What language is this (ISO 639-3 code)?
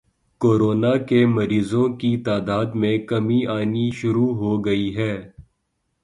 urd